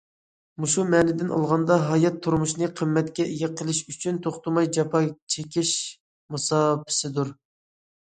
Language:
Uyghur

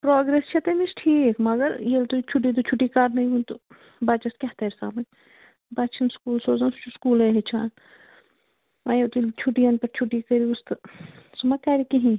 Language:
Kashmiri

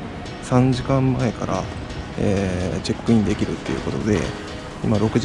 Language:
Japanese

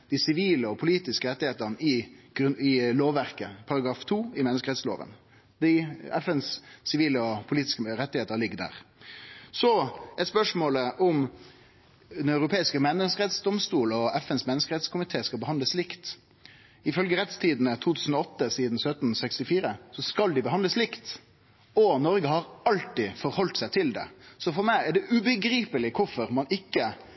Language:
Norwegian Nynorsk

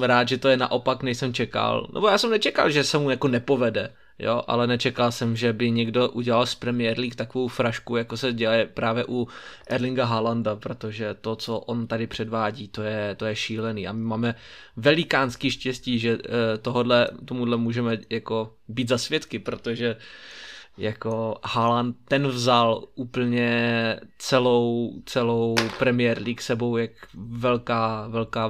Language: Czech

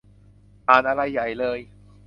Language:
Thai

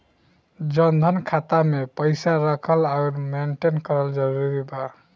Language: Bhojpuri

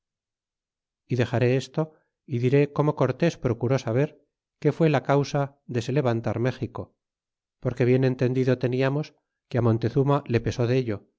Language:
Spanish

